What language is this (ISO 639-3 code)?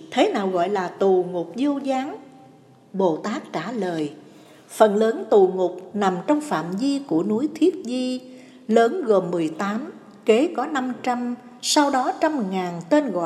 vie